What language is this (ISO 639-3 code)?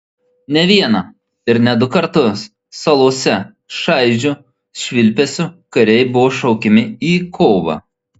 lit